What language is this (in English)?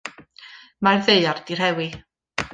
Welsh